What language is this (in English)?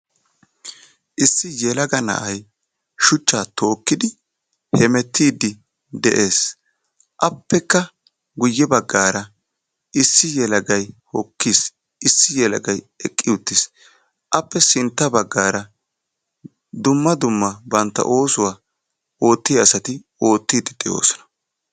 Wolaytta